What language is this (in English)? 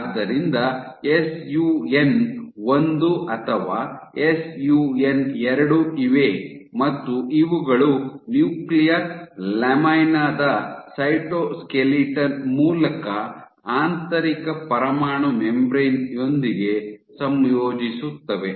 Kannada